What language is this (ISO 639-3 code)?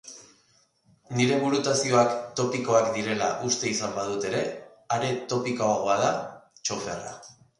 eus